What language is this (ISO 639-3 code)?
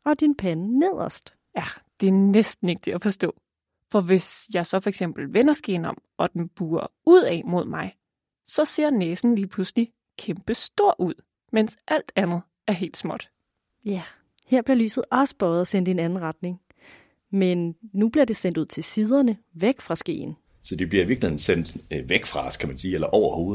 dan